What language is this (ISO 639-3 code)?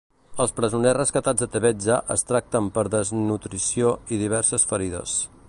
cat